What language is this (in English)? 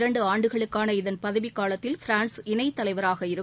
Tamil